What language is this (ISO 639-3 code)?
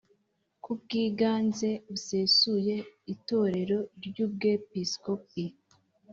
kin